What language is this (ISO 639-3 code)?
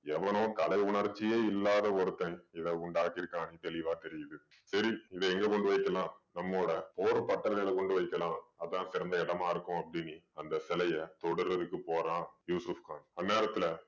tam